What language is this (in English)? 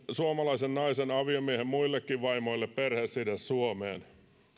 Finnish